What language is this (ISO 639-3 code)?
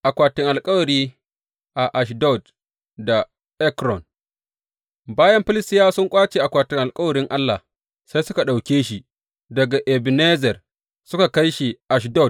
hau